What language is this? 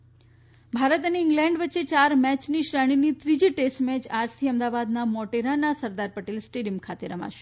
Gujarati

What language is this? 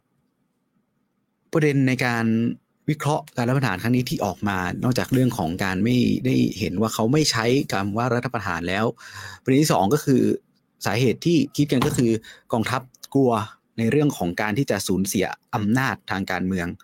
Thai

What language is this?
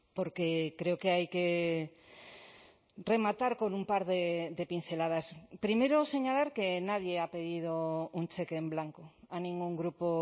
Spanish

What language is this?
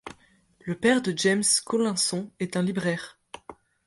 French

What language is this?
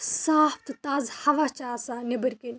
Kashmiri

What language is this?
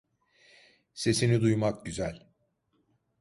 Turkish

